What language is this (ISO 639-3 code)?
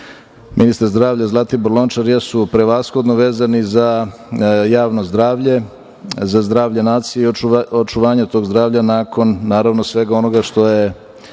srp